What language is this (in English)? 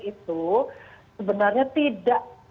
Indonesian